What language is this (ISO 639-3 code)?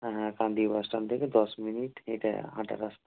ben